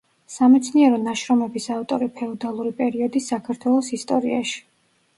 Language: Georgian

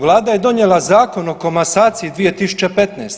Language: Croatian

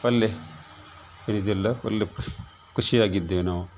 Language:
Kannada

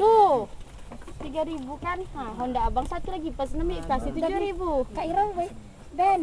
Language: Indonesian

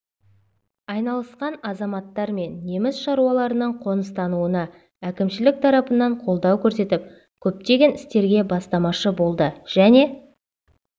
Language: Kazakh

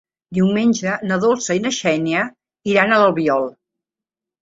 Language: Catalan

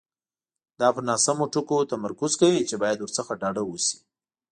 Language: Pashto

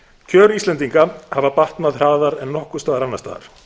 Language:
Icelandic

